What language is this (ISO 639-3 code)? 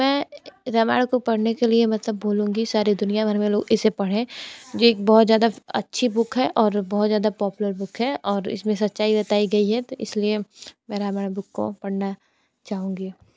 hin